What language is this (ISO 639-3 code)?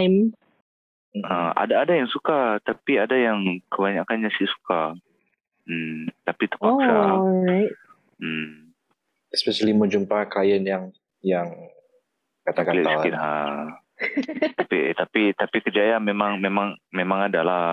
msa